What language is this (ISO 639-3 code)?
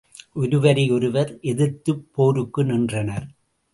tam